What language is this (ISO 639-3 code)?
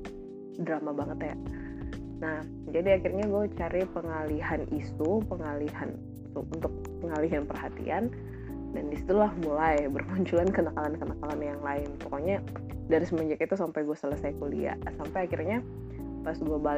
ind